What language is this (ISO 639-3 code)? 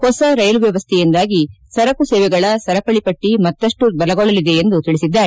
kan